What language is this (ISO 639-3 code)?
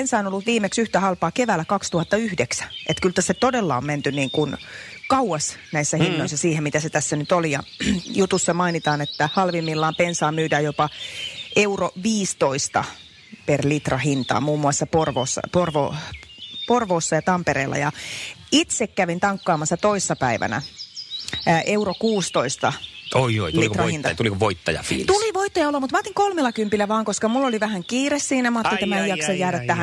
fin